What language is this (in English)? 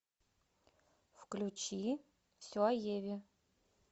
Russian